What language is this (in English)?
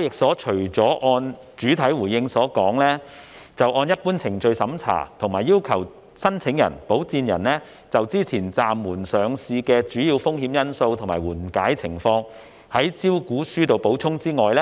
Cantonese